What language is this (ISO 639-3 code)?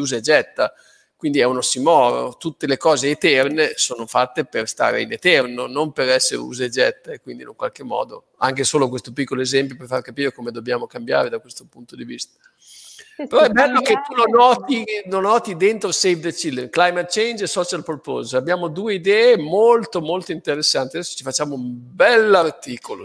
ita